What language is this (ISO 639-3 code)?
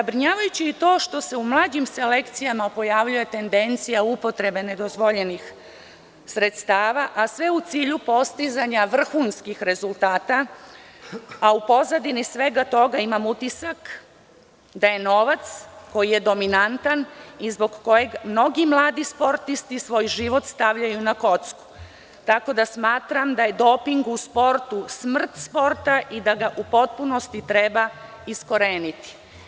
srp